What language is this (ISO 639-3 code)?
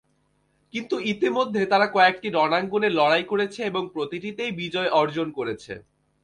ben